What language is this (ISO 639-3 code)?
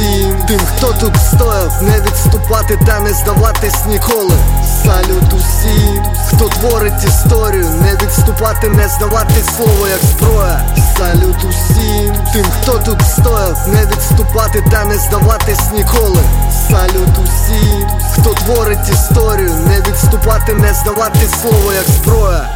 ukr